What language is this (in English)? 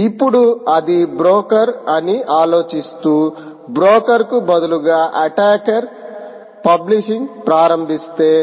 Telugu